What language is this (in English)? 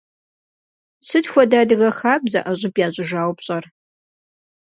Kabardian